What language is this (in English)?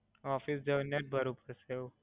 Gujarati